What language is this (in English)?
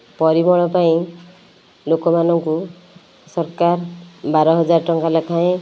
Odia